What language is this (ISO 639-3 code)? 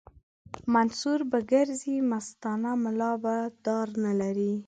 pus